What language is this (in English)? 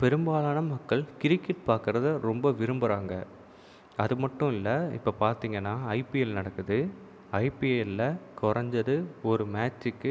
Tamil